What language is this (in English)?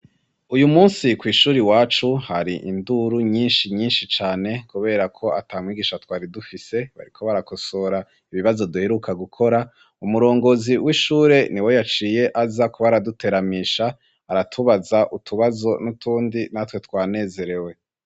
Rundi